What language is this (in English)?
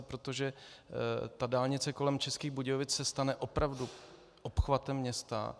Czech